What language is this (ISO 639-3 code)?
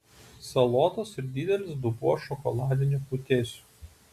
lit